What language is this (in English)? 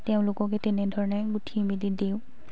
Assamese